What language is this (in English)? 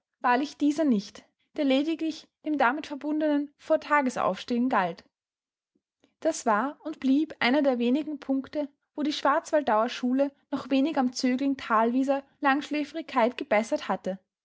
German